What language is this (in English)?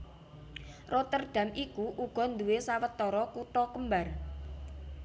Javanese